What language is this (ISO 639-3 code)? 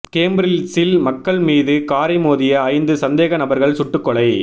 tam